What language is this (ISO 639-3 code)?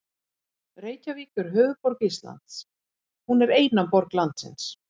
isl